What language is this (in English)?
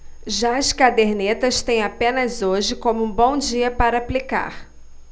Portuguese